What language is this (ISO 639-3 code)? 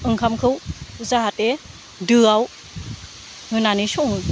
brx